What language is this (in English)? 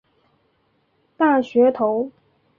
Chinese